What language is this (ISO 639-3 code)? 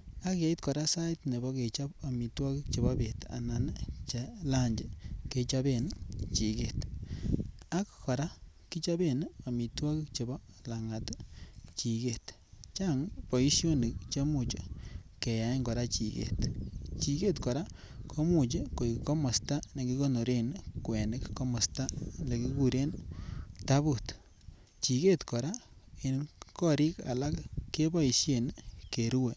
kln